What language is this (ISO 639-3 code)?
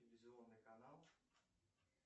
rus